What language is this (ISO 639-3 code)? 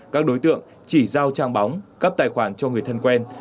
vie